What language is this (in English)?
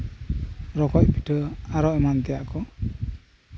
Santali